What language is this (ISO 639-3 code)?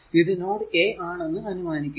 mal